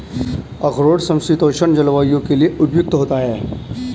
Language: Hindi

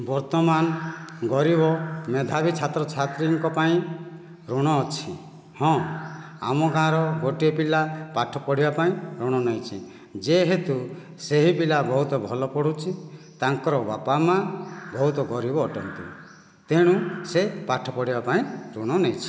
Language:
Odia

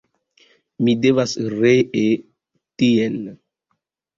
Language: Esperanto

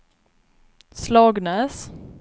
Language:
Swedish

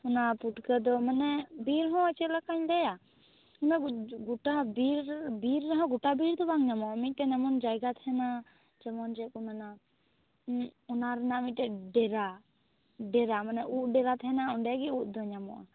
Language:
Santali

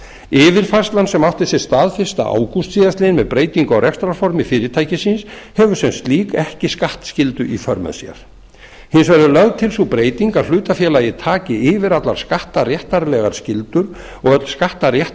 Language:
Icelandic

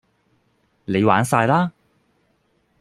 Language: Cantonese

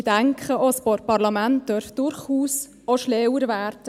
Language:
Swiss German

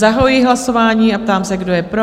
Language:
Czech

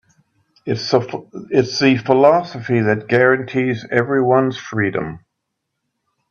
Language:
English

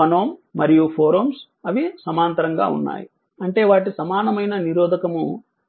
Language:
Telugu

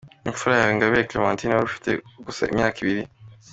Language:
Kinyarwanda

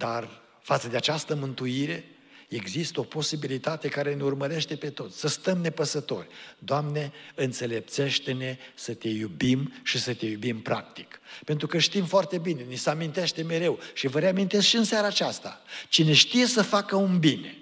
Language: Romanian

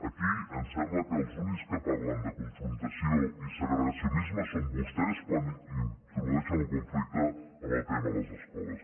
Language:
Catalan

